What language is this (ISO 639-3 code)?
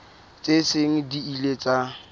sot